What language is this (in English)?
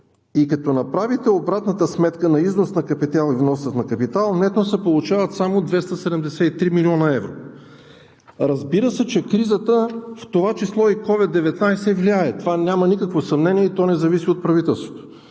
Bulgarian